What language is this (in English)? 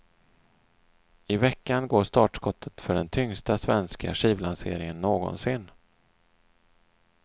Swedish